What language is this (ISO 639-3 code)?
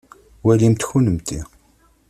kab